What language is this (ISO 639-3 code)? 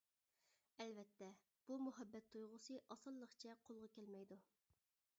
uig